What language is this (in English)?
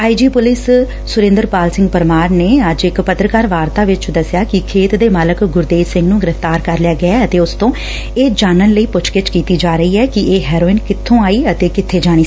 Punjabi